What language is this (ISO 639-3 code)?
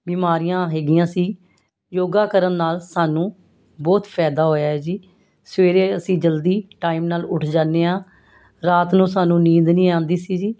pan